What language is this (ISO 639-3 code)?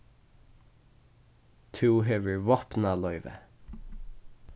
fao